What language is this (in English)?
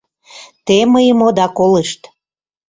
Mari